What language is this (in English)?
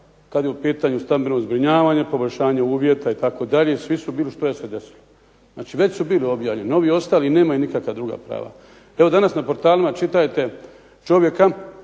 Croatian